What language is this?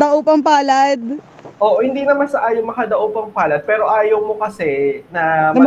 Filipino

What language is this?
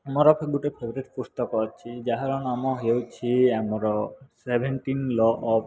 Odia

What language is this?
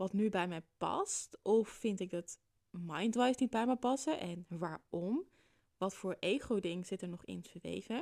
Dutch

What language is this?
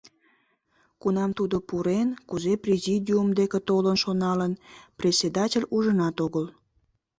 Mari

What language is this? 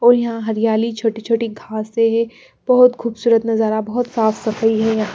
Hindi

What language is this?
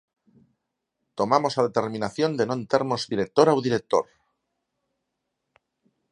Galician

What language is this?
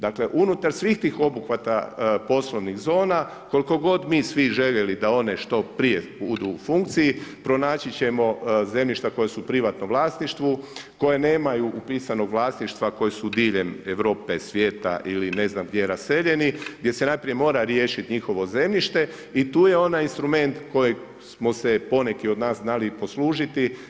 Croatian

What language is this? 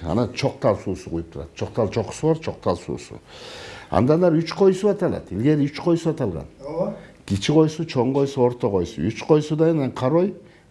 Turkish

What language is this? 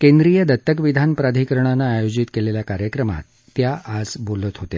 Marathi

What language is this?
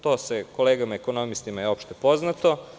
Serbian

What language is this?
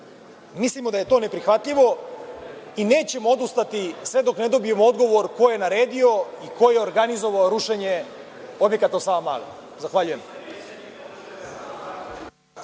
Serbian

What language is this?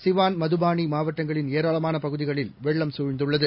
Tamil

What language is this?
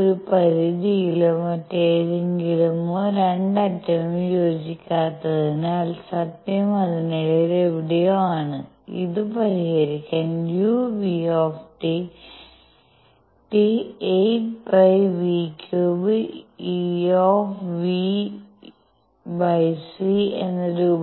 Malayalam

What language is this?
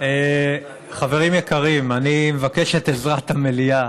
Hebrew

